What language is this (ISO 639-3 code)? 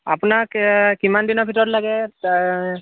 asm